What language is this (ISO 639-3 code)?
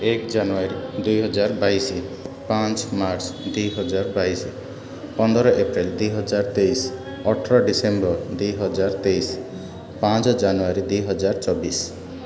ori